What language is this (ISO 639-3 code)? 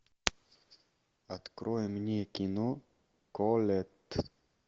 rus